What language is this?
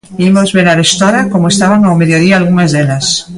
Galician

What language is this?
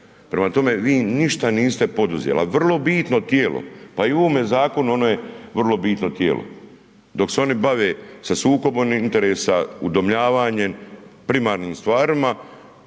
Croatian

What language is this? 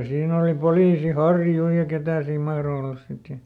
Finnish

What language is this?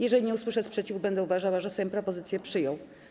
Polish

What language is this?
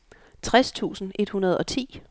Danish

